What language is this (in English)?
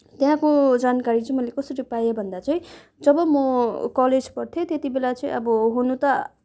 Nepali